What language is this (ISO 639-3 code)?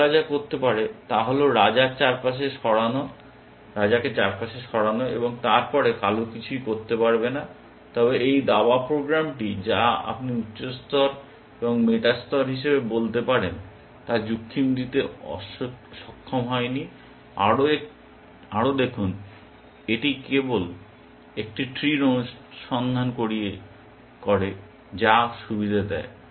ben